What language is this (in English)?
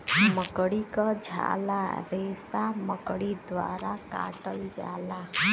Bhojpuri